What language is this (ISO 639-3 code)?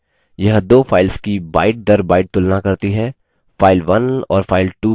hin